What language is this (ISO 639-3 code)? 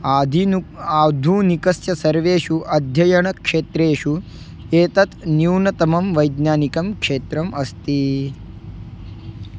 san